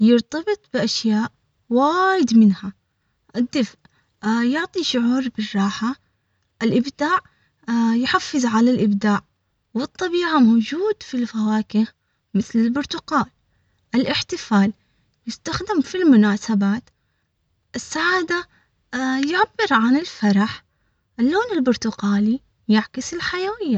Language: Omani Arabic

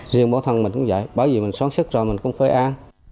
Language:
Vietnamese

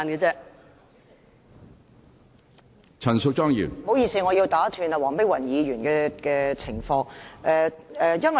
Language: Cantonese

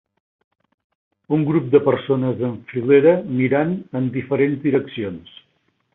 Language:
Catalan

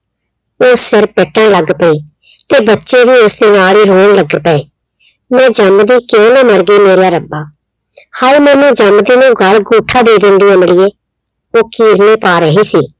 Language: Punjabi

